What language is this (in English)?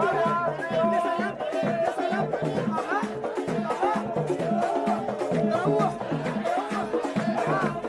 Arabic